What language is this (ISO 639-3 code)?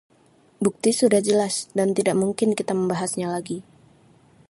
ind